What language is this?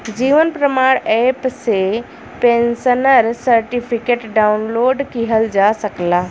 Bhojpuri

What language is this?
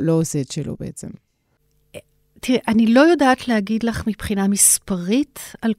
Hebrew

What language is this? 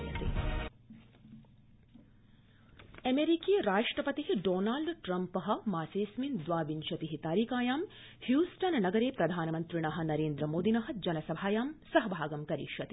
Sanskrit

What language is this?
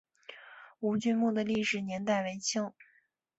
Chinese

